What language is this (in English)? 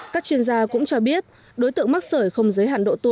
Vietnamese